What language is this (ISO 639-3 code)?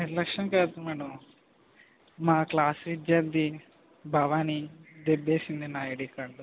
tel